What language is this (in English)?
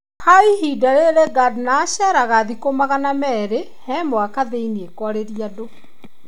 Kikuyu